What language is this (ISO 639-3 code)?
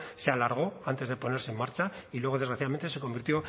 spa